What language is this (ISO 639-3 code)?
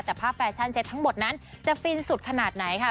tha